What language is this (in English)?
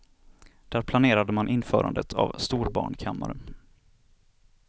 Swedish